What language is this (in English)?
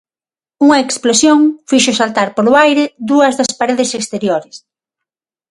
Galician